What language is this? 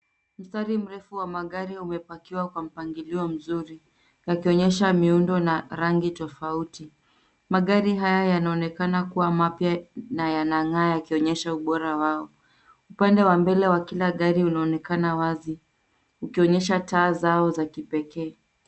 Swahili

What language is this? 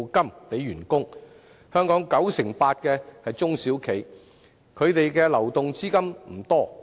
Cantonese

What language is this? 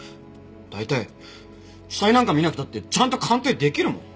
Japanese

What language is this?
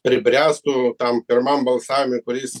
Lithuanian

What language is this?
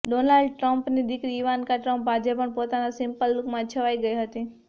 Gujarati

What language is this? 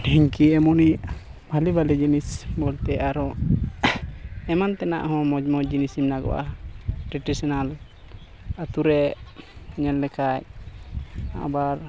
Santali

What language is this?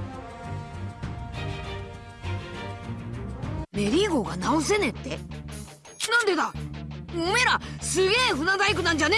Japanese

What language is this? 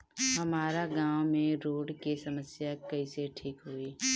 Bhojpuri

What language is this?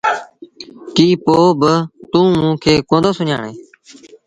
Sindhi Bhil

